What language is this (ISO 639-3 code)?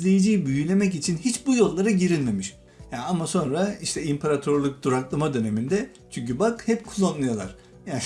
tur